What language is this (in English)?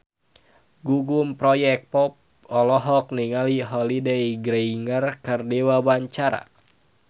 Sundanese